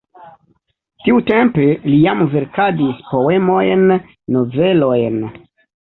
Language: Esperanto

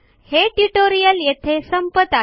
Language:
Marathi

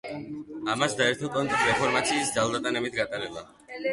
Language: Georgian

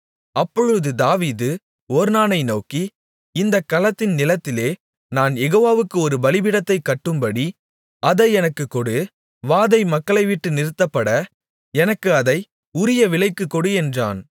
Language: Tamil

